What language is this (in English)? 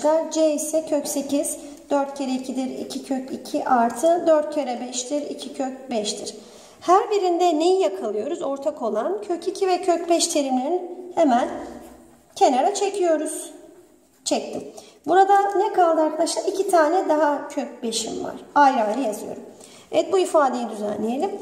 Turkish